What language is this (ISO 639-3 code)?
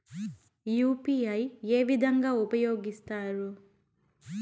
tel